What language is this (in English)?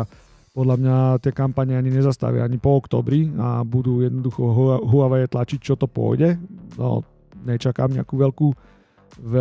Slovak